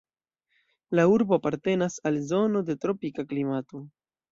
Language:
Esperanto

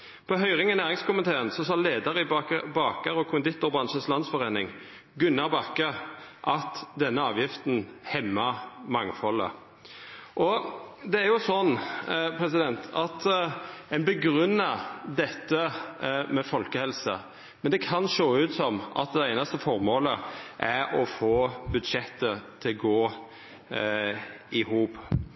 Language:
Norwegian Nynorsk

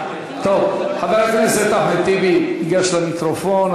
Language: Hebrew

